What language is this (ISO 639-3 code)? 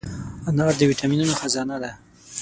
pus